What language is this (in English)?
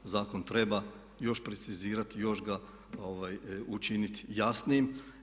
Croatian